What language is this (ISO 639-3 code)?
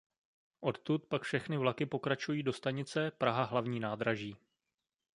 ces